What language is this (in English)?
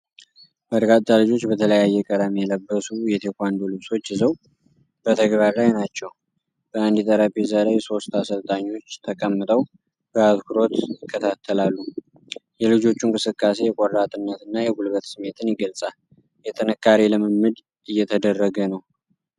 Amharic